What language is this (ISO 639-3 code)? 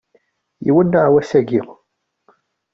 kab